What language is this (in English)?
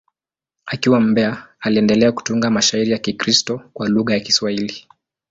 Swahili